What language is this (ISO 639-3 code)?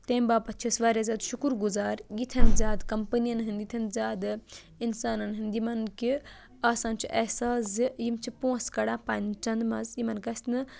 kas